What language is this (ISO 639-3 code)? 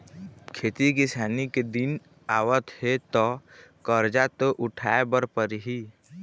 hne